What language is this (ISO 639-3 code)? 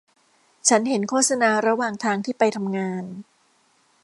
tha